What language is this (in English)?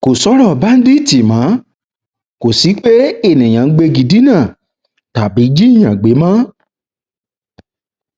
Yoruba